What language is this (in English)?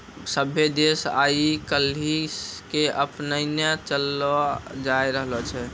Maithili